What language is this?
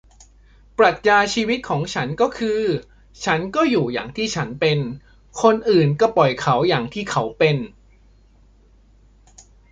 Thai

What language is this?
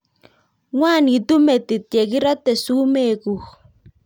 Kalenjin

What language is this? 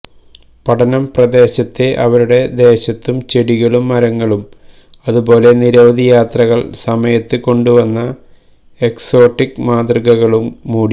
Malayalam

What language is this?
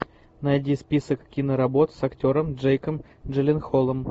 Russian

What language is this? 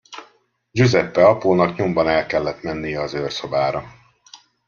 Hungarian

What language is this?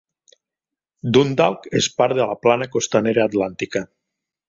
Catalan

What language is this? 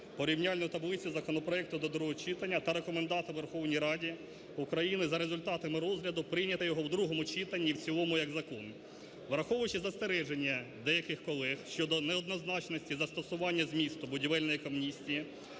Ukrainian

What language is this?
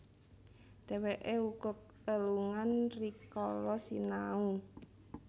Javanese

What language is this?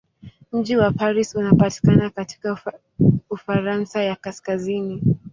Swahili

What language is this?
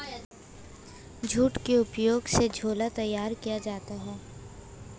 Hindi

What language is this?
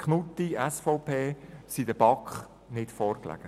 Swiss German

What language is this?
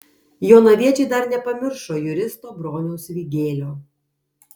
Lithuanian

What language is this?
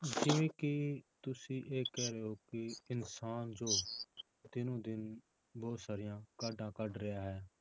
Punjabi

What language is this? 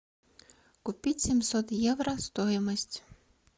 Russian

